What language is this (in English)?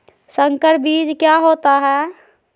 Magahi